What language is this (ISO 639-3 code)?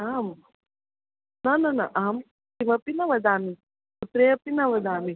san